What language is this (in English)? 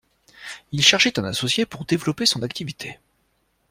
French